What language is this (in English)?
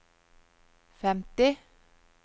Norwegian